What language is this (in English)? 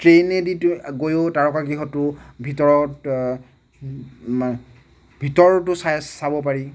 Assamese